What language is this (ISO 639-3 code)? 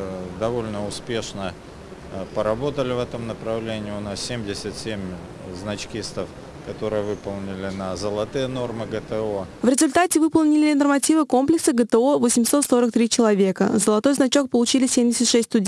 rus